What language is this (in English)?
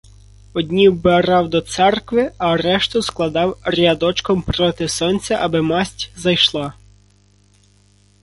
Ukrainian